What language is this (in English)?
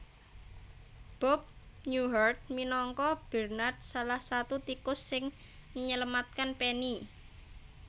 Javanese